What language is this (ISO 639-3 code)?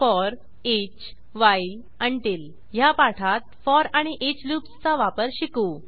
mar